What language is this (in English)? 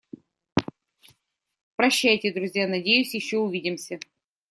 Russian